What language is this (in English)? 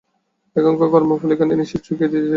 Bangla